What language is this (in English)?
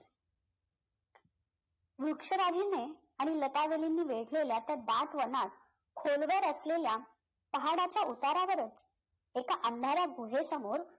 Marathi